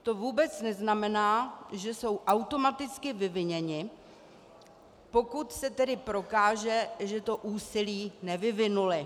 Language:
Czech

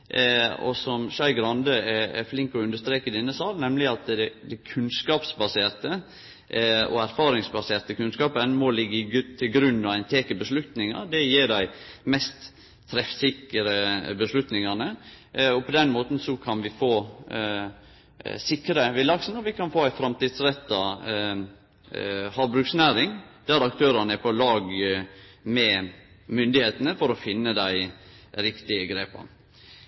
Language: Norwegian Nynorsk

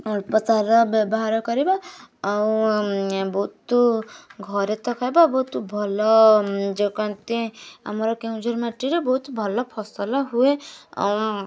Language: Odia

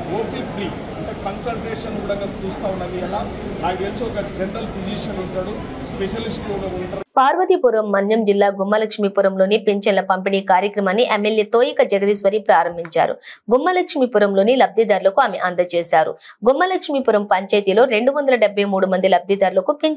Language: Telugu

